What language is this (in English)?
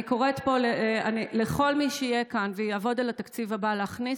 Hebrew